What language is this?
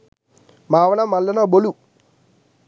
Sinhala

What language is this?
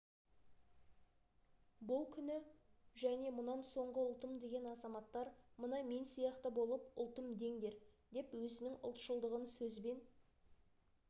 Kazakh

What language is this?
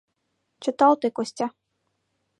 Mari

